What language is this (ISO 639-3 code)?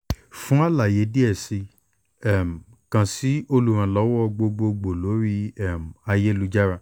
yor